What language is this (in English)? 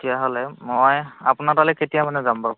Assamese